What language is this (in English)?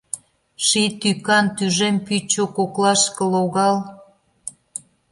Mari